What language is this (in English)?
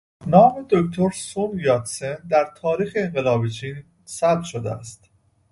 Persian